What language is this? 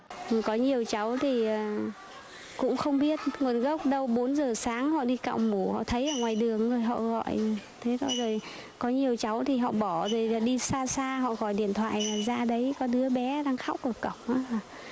Vietnamese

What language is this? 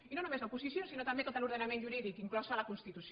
Catalan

